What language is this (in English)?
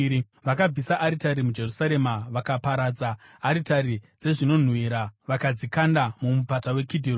Shona